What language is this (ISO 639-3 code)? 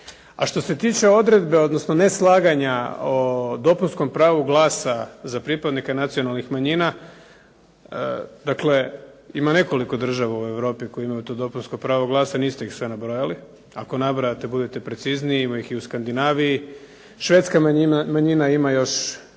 hrv